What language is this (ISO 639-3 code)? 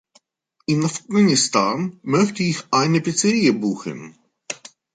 deu